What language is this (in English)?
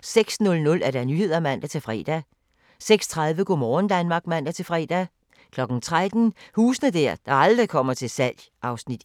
Danish